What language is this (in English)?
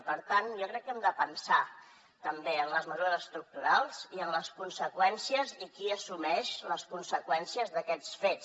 Catalan